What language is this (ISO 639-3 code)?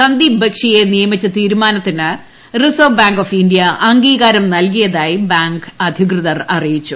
mal